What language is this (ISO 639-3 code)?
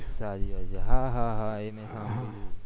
guj